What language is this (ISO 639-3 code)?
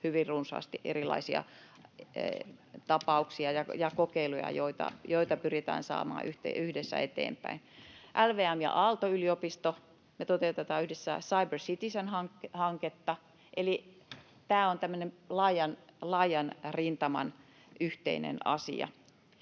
fin